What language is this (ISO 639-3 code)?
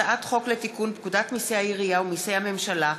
heb